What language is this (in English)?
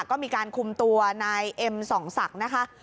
Thai